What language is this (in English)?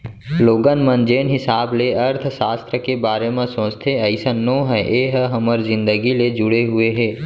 Chhattisgarhi